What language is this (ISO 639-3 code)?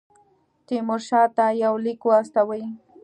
pus